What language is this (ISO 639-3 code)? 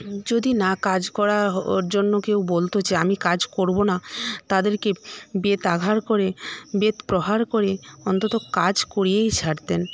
ben